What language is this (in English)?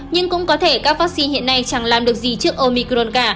Vietnamese